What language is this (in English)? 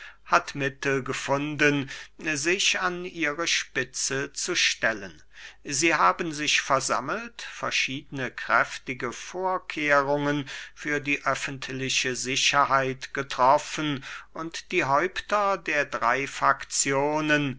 German